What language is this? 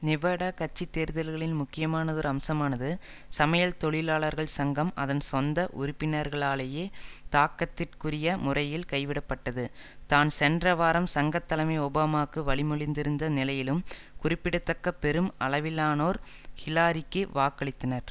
Tamil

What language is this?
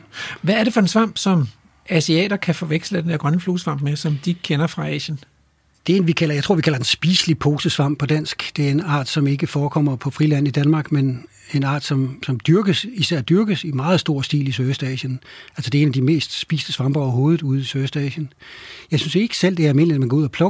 Danish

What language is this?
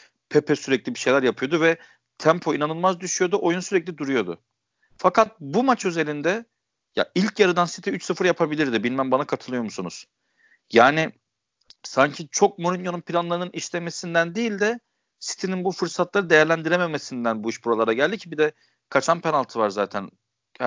Turkish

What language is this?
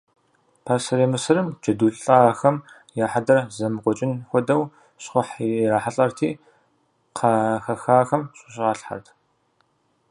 Kabardian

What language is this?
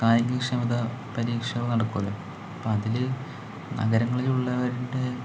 Malayalam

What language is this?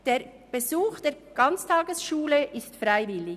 Swiss German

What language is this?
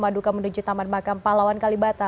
Indonesian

